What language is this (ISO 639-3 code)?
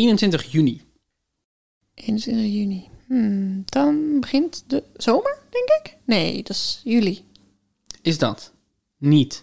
nld